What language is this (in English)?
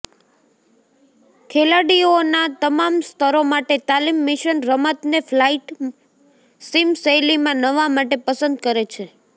Gujarati